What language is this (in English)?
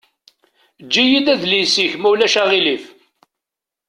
Kabyle